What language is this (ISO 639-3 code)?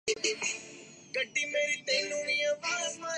urd